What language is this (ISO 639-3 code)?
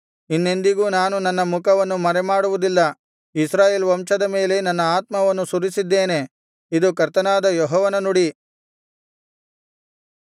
kan